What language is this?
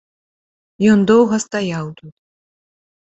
Belarusian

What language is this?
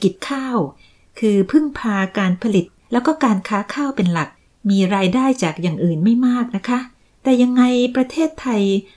Thai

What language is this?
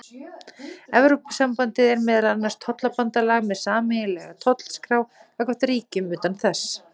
Icelandic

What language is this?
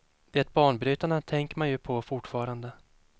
Swedish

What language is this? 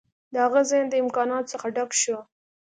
Pashto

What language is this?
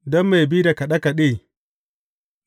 Hausa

